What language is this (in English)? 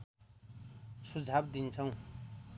Nepali